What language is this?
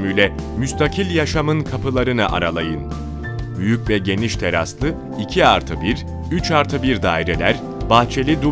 Turkish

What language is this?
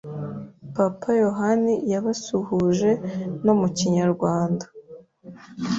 Kinyarwanda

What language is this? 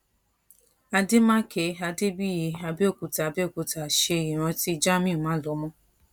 Yoruba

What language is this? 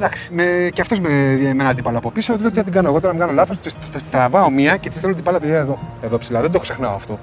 Greek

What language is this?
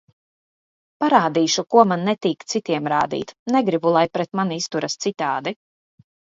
Latvian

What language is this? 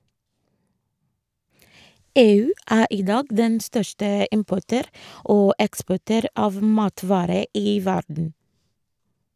Norwegian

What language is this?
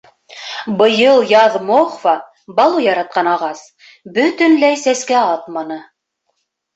Bashkir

